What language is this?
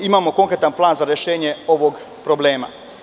Serbian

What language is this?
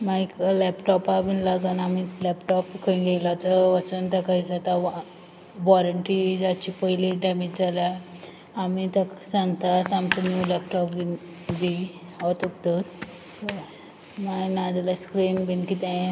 Konkani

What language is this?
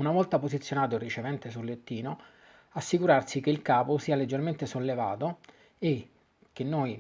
Italian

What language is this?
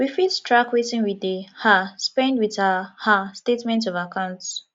Nigerian Pidgin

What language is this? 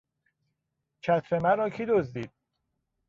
Persian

